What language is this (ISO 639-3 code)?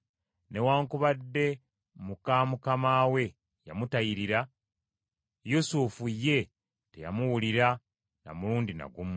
lug